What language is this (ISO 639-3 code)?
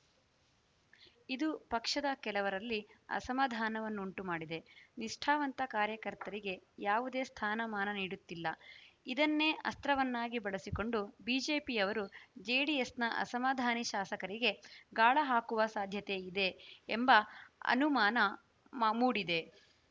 kan